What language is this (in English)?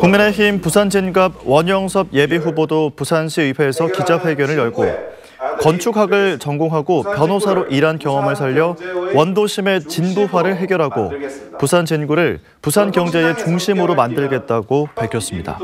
Korean